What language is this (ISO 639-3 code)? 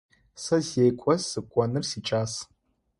ady